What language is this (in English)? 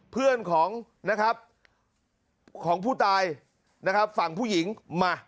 Thai